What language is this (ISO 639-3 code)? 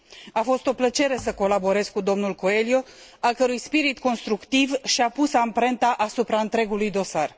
ron